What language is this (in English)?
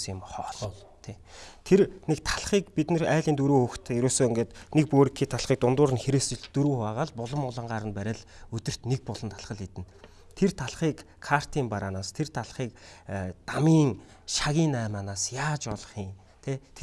Korean